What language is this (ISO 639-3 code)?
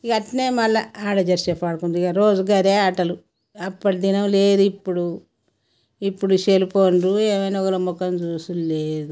tel